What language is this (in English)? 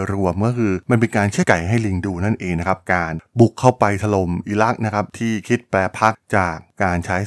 Thai